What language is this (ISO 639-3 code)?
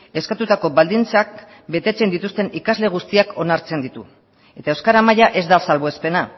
eus